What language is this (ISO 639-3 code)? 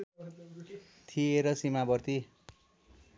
nep